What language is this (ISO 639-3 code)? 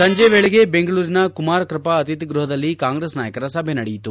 kan